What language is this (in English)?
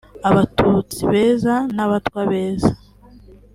Kinyarwanda